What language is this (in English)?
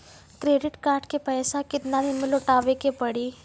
Maithili